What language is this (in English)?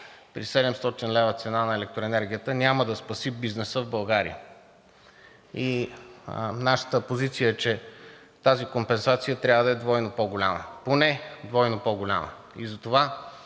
Bulgarian